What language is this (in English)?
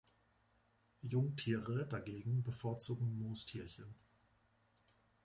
German